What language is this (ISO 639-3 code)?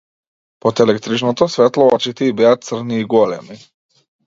mkd